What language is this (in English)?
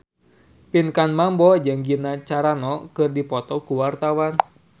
Sundanese